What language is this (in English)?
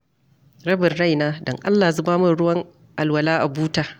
Hausa